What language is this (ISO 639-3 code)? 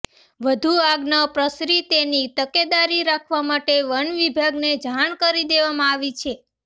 guj